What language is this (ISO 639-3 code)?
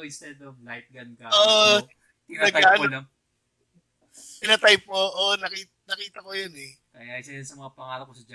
fil